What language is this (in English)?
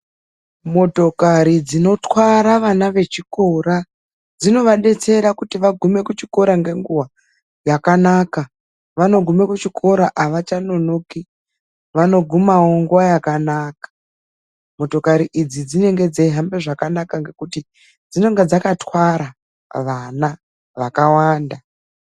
Ndau